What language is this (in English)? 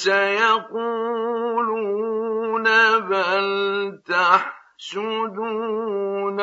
Arabic